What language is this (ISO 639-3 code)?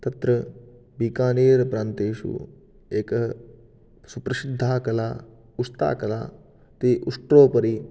san